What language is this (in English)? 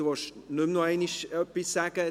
Swiss German